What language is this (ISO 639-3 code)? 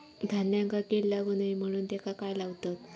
mar